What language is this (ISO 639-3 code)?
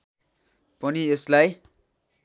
nep